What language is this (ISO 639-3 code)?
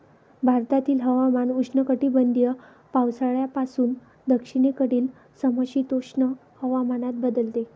mar